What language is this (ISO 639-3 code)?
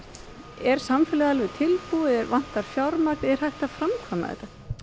isl